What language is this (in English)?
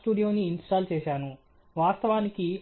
Telugu